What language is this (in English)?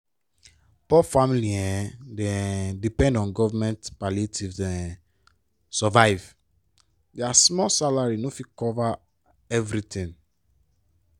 Nigerian Pidgin